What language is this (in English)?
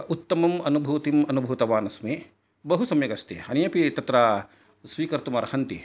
Sanskrit